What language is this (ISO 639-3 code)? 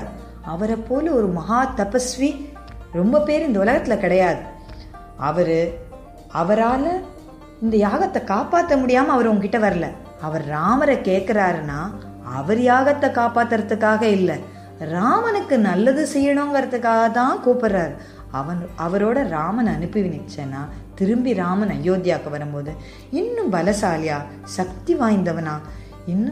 tam